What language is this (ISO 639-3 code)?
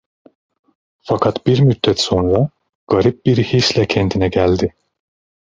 tur